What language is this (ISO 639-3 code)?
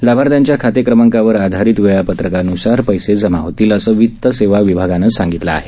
mar